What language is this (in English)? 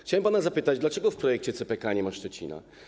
Polish